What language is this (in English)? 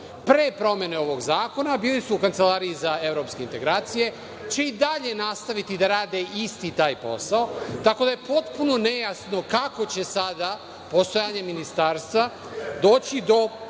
Serbian